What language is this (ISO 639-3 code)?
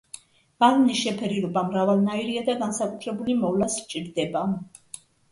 kat